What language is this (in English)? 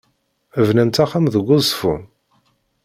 Kabyle